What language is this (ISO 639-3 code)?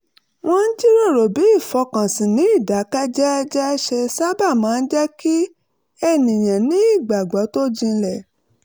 yor